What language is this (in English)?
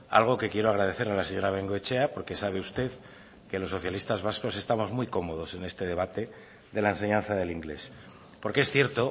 Spanish